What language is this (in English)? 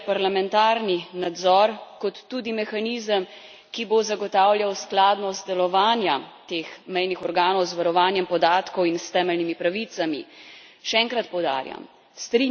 Slovenian